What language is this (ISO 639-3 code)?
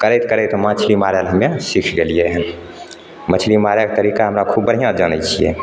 mai